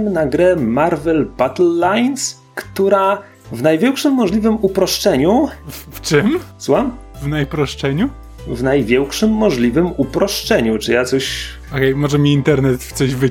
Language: Polish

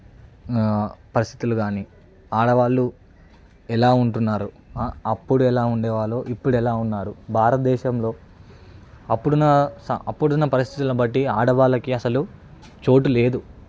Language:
Telugu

